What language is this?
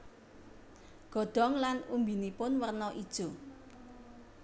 Javanese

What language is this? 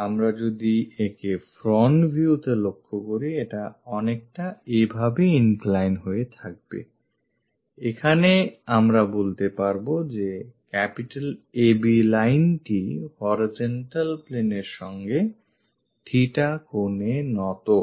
Bangla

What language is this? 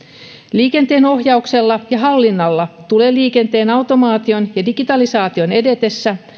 Finnish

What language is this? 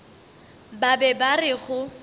Northern Sotho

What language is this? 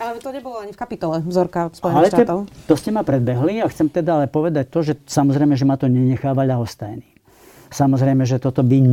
Slovak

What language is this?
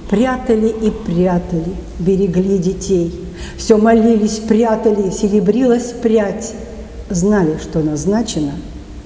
Russian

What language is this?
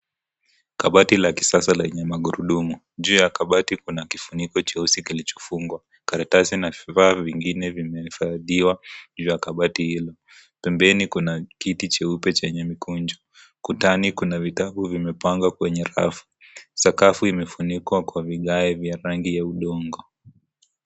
Swahili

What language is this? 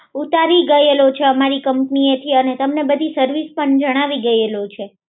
Gujarati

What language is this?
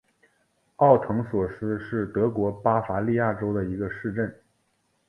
Chinese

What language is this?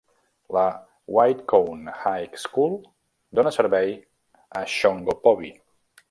Catalan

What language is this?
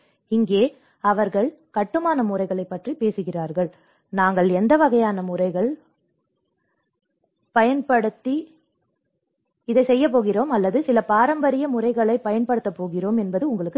Tamil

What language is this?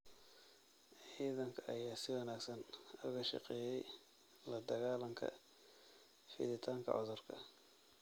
Somali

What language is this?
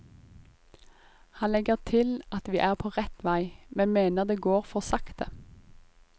Norwegian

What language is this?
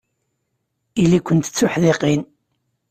Kabyle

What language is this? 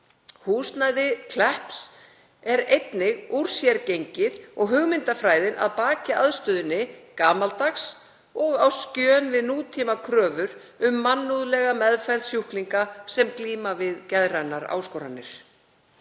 Icelandic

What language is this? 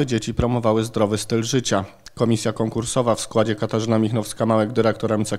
Polish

